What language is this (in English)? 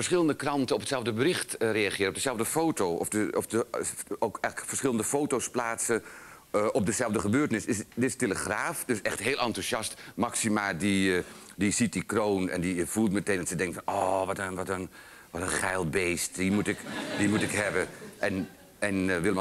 Dutch